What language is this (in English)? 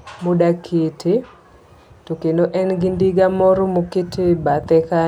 Luo (Kenya and Tanzania)